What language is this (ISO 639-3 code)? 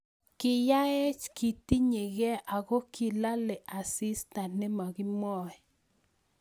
kln